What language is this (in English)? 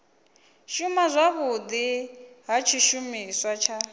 Venda